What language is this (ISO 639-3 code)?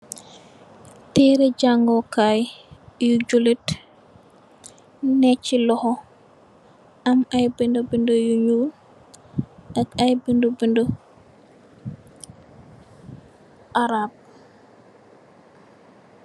wol